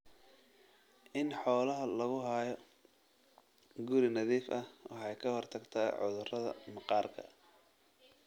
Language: Somali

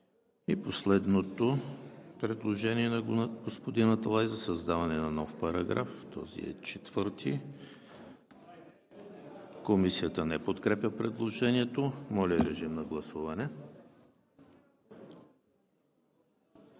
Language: Bulgarian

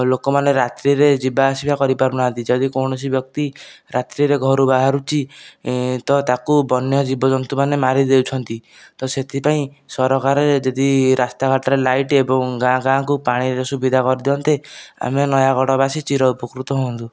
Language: Odia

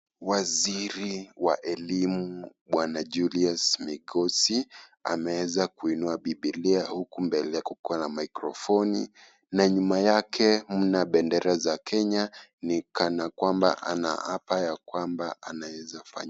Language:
Swahili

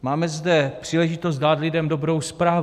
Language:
Czech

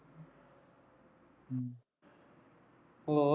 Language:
Punjabi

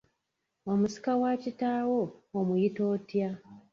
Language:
Ganda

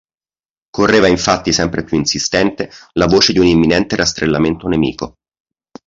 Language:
Italian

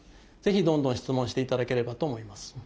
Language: Japanese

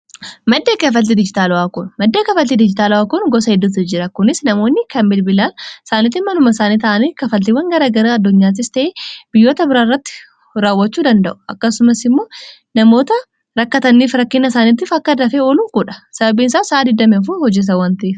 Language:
Oromo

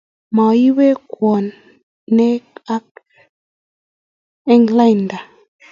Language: Kalenjin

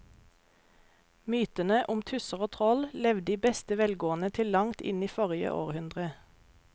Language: Norwegian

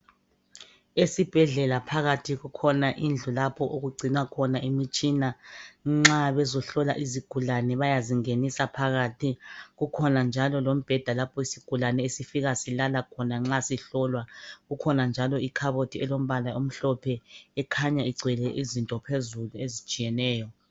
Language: North Ndebele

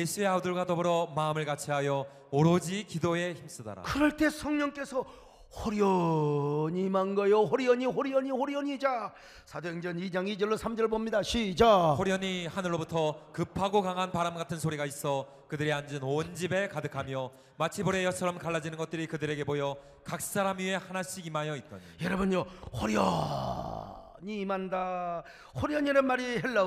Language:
Korean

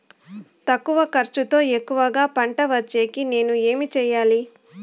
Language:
Telugu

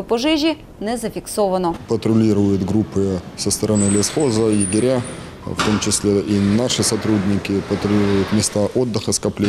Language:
Ukrainian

